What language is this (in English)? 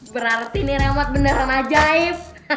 Indonesian